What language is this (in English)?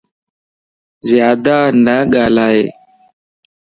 Lasi